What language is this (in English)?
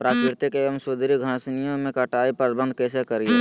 Magahi